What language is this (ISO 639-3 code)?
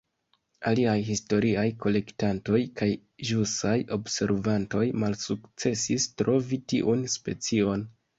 epo